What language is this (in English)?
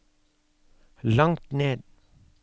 Norwegian